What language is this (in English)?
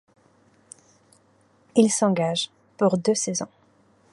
French